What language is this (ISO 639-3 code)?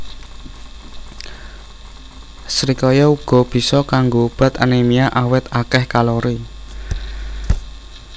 jav